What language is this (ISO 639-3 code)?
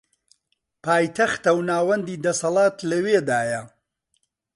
ckb